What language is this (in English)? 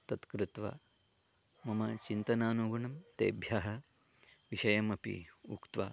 Sanskrit